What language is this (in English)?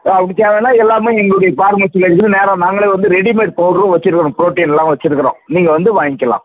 Tamil